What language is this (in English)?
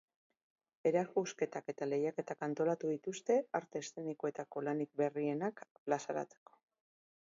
Basque